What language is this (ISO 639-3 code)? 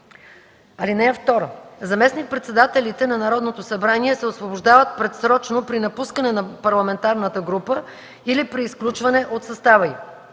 bul